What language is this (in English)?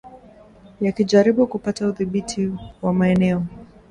Swahili